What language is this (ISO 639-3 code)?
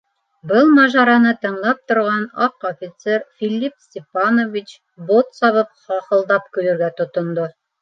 bak